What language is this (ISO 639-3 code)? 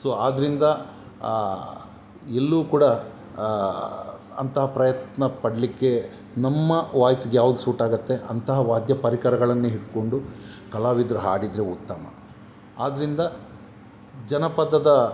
kan